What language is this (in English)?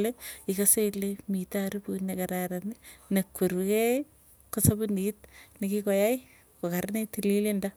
Tugen